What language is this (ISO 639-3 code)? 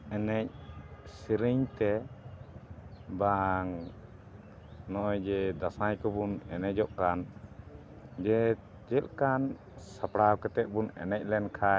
sat